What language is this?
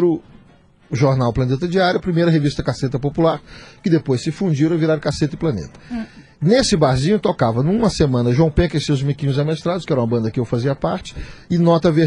Portuguese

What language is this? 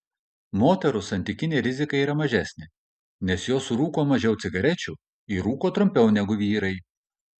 Lithuanian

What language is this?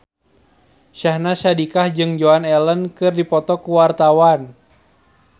Sundanese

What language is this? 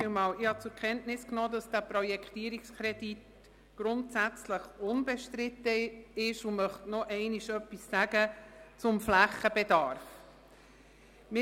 Swiss German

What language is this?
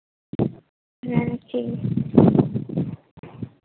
Santali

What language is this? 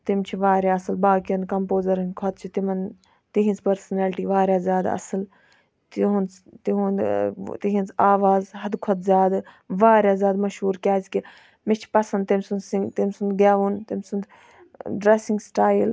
Kashmiri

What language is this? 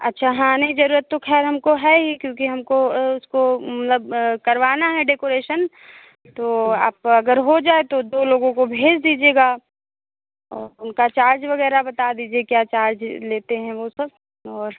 Hindi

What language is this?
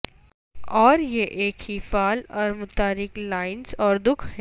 Urdu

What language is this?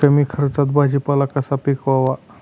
Marathi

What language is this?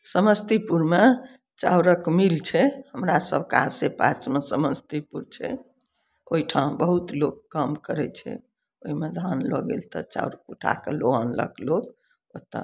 Maithili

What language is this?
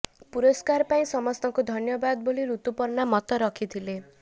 Odia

